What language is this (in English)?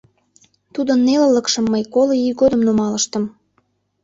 Mari